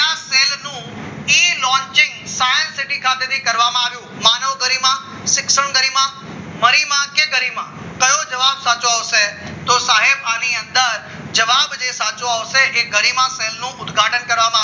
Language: Gujarati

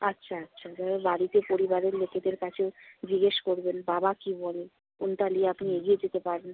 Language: Bangla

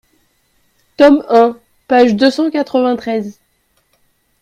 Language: French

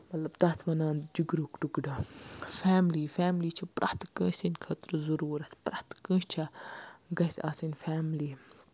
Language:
Kashmiri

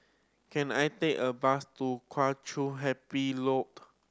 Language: English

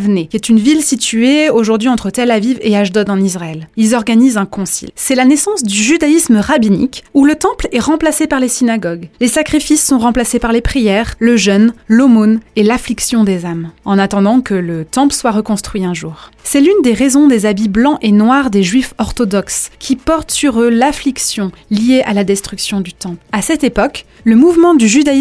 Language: French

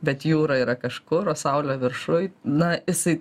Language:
Lithuanian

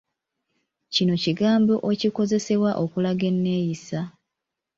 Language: Ganda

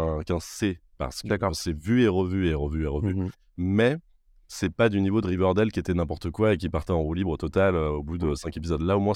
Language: French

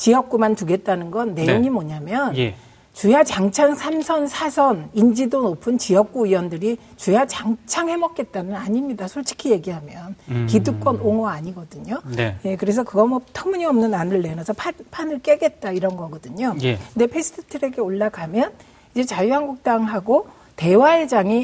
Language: Korean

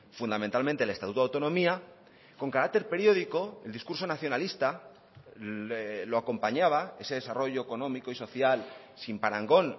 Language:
Spanish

